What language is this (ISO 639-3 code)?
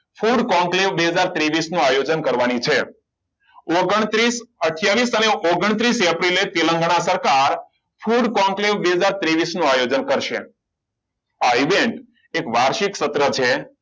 guj